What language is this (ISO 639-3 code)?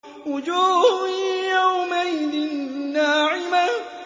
ara